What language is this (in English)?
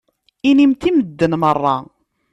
Kabyle